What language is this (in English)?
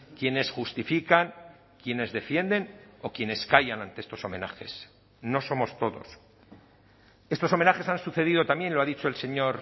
Spanish